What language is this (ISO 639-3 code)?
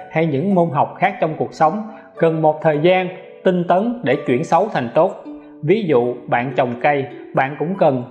vie